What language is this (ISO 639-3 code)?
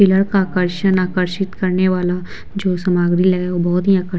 hin